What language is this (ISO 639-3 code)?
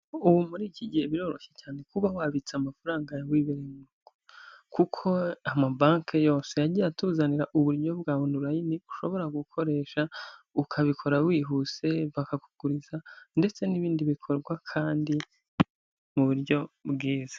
kin